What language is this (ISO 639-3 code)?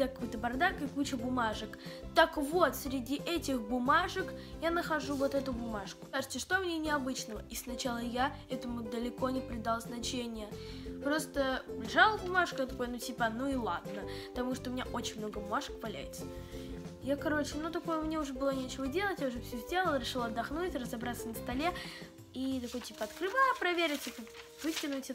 rus